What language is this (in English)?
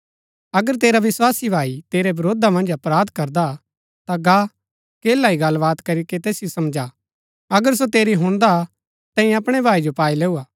Gaddi